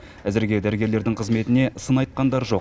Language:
Kazakh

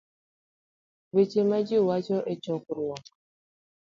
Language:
Luo (Kenya and Tanzania)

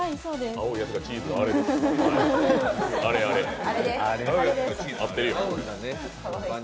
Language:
Japanese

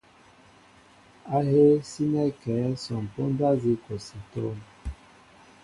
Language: Mbo (Cameroon)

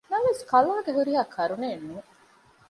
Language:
Divehi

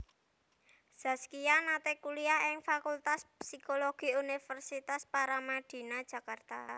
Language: Javanese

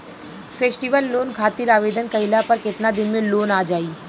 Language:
Bhojpuri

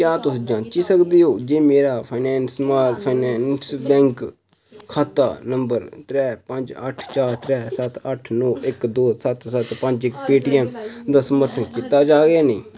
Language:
Dogri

